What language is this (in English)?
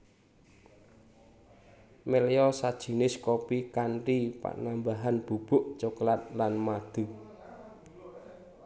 Javanese